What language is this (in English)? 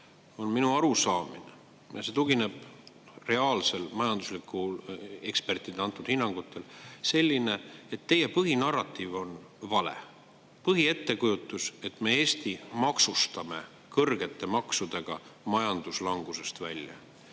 Estonian